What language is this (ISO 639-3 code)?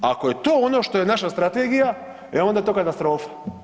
hrv